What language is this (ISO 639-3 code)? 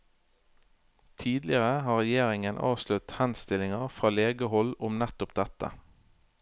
nor